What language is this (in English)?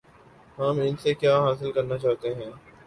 Urdu